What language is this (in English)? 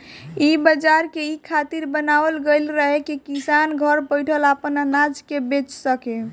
Bhojpuri